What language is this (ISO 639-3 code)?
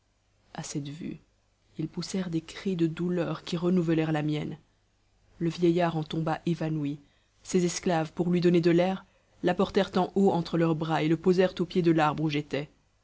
fra